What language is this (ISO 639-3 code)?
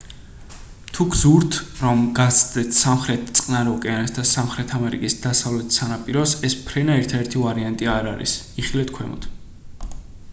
kat